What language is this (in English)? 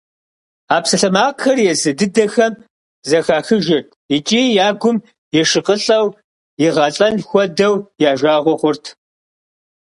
Kabardian